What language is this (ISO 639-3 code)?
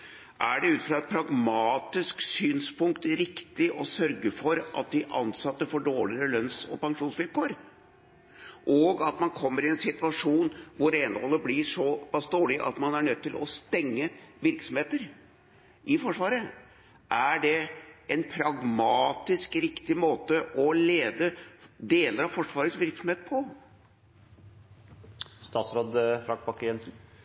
nob